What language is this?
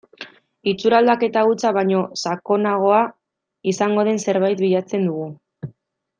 Basque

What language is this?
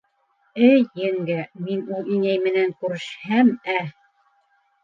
Bashkir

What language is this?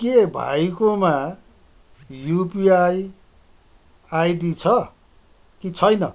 Nepali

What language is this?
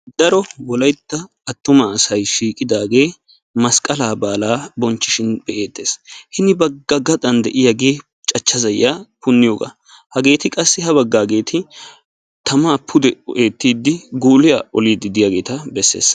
Wolaytta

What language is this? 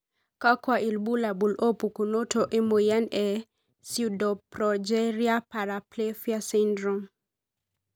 Masai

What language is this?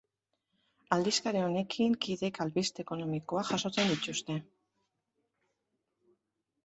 Basque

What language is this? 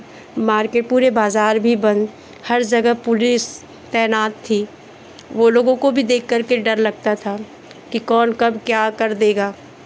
Hindi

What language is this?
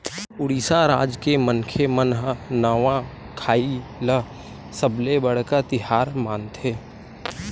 Chhattisgarhi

